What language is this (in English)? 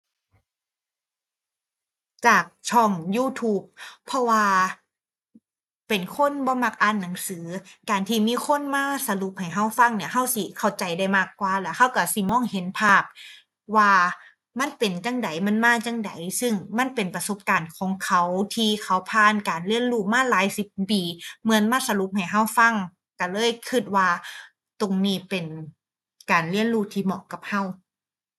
Thai